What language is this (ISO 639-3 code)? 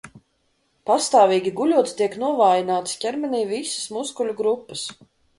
lav